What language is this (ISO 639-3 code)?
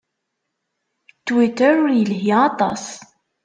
kab